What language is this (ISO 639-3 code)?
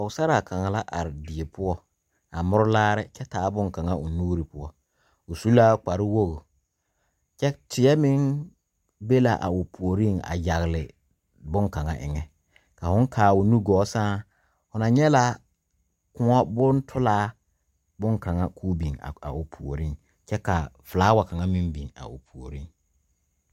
dga